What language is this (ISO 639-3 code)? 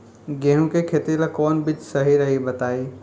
bho